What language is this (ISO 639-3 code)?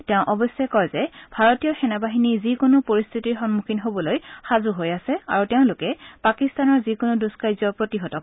asm